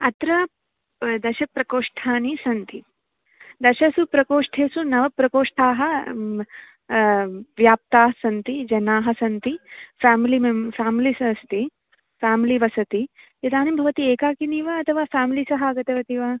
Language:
Sanskrit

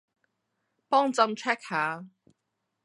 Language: Cantonese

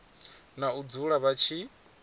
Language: Venda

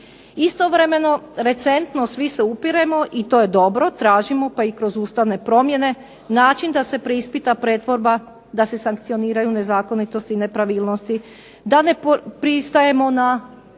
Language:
Croatian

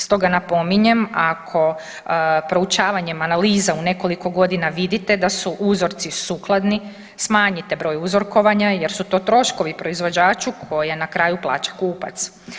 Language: Croatian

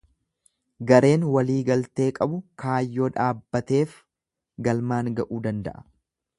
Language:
Oromo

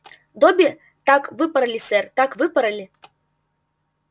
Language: Russian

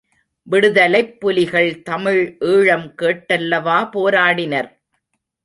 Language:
Tamil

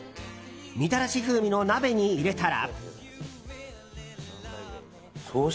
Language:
Japanese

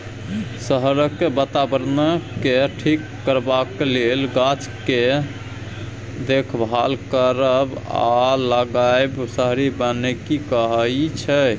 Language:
Maithili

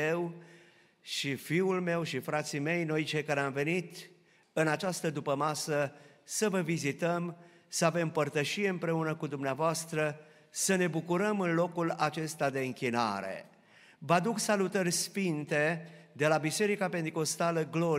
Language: Romanian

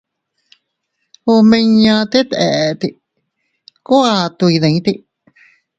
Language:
Teutila Cuicatec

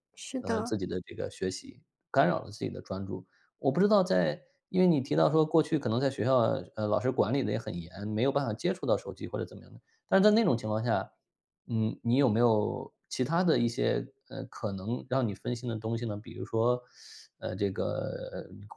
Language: Chinese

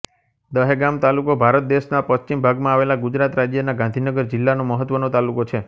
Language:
Gujarati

